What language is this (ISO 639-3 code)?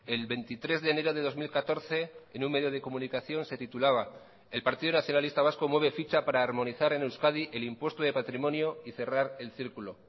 spa